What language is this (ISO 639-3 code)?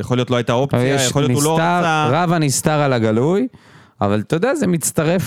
heb